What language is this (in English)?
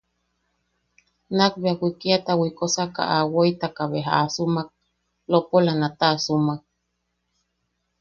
Yaqui